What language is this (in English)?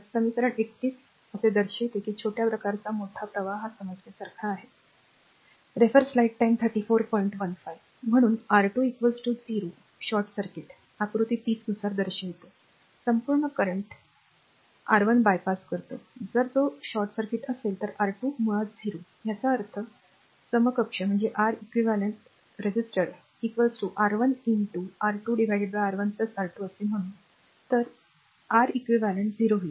Marathi